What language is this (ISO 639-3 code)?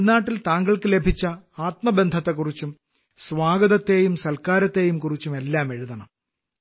mal